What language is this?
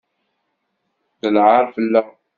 Kabyle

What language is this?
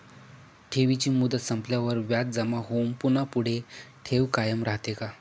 Marathi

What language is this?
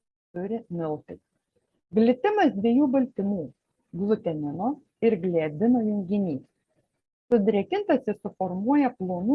Lithuanian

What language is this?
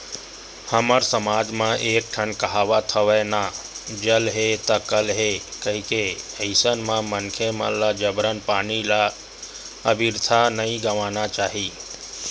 Chhattisgarhi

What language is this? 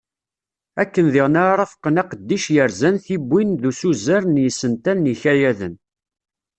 Kabyle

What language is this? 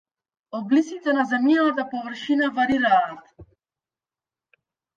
Macedonian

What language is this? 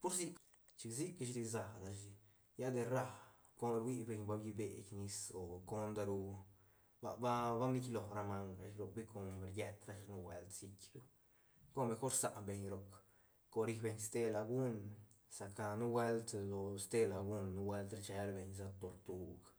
Santa Catarina Albarradas Zapotec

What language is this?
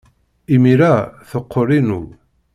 Kabyle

